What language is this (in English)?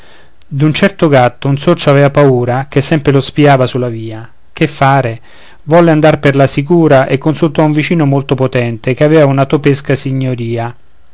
Italian